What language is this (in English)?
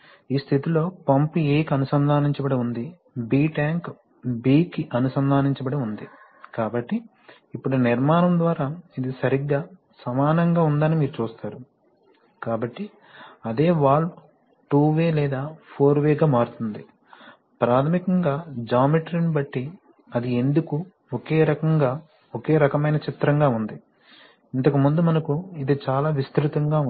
Telugu